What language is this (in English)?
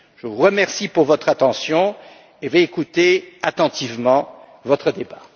French